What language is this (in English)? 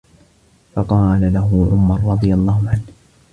Arabic